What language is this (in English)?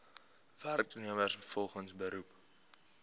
Afrikaans